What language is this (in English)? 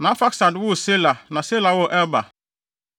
Akan